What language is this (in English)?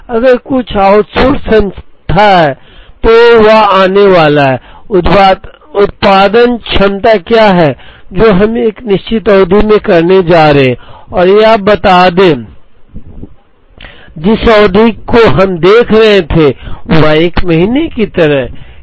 Hindi